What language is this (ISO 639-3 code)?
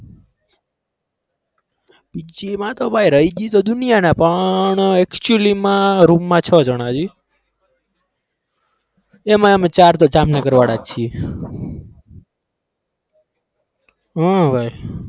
guj